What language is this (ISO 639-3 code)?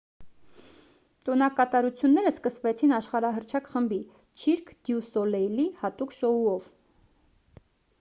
hye